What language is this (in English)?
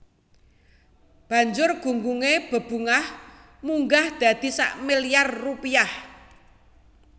Javanese